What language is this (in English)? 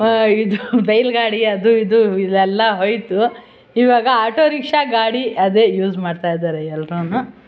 Kannada